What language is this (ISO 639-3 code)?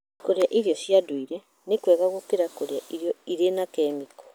kik